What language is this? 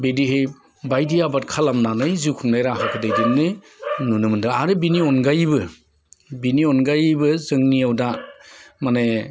Bodo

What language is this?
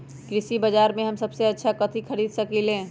Magahi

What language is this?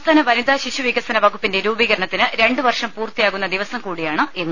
Malayalam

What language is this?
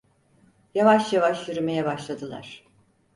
Turkish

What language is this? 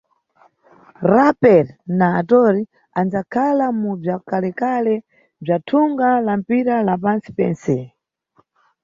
Nyungwe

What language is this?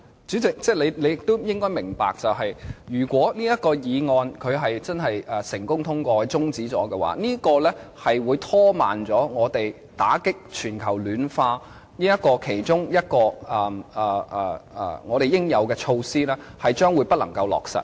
Cantonese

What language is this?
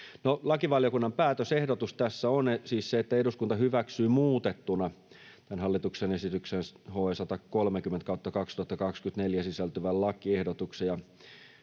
Finnish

